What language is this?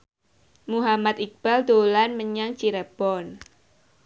Javanese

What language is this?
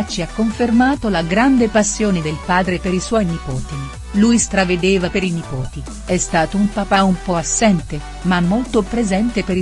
Italian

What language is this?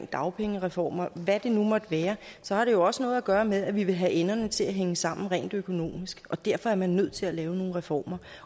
Danish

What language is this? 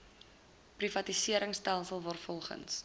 Afrikaans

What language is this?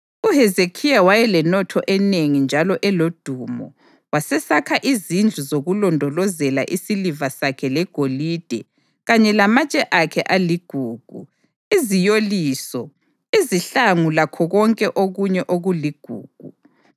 North Ndebele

